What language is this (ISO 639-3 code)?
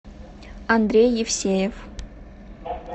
rus